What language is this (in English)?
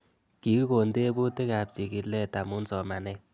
Kalenjin